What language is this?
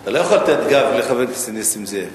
Hebrew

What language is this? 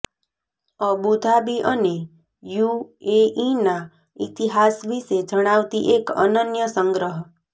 Gujarati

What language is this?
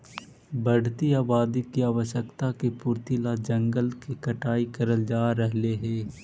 Magahi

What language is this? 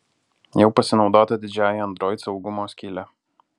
Lithuanian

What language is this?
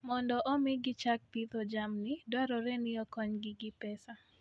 Luo (Kenya and Tanzania)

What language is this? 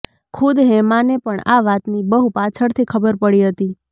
Gujarati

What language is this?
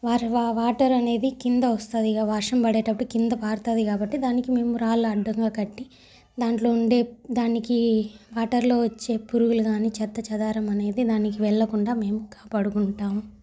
Telugu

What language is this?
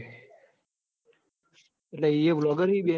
Gujarati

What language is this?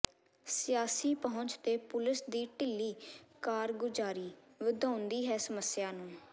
Punjabi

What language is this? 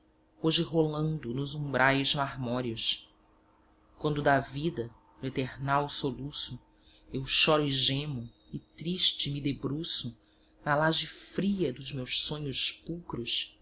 Portuguese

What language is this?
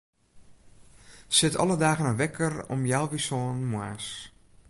Western Frisian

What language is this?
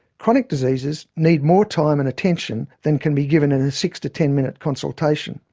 English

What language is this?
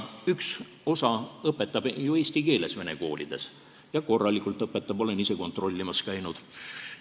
Estonian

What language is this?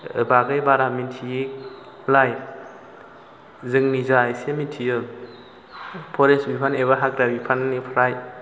Bodo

